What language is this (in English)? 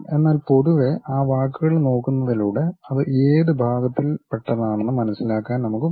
Malayalam